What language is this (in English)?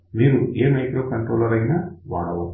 Telugu